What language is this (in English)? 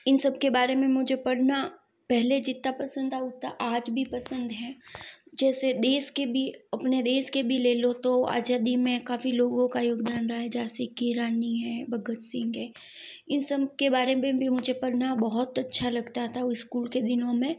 Hindi